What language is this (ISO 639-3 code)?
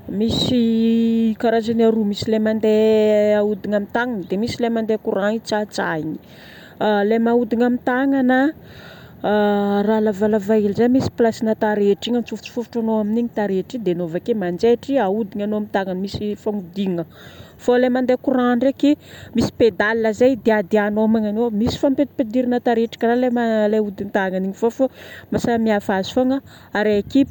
bmm